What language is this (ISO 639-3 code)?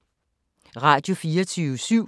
dan